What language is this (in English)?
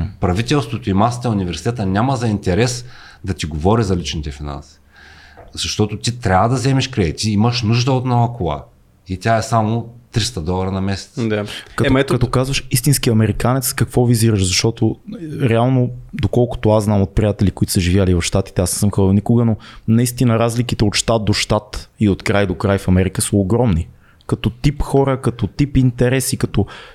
Bulgarian